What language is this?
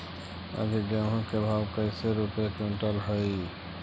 Magahi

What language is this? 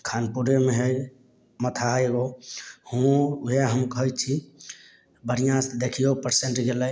Maithili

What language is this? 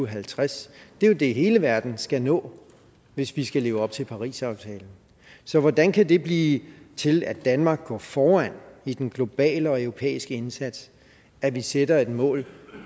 Danish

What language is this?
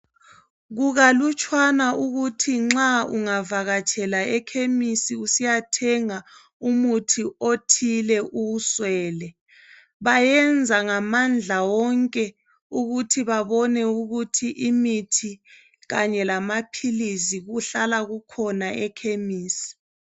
North Ndebele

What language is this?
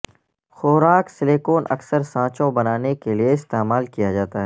Urdu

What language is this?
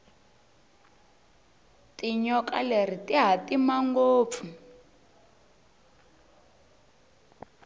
Tsonga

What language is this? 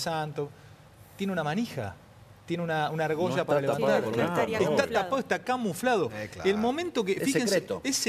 Spanish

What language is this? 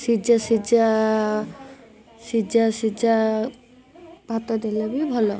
Odia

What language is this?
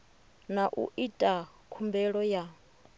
Venda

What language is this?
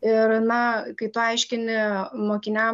Lithuanian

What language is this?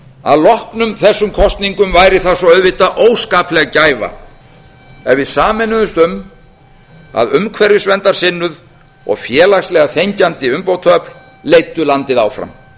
Icelandic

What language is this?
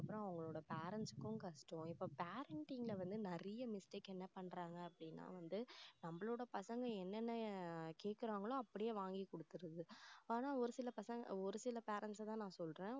Tamil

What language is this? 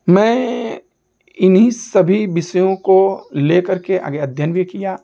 Hindi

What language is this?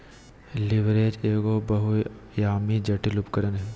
Magahi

